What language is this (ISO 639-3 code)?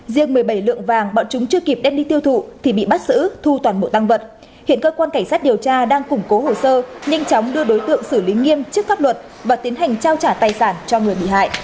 vie